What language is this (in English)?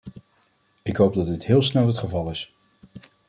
Dutch